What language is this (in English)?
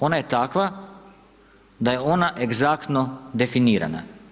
Croatian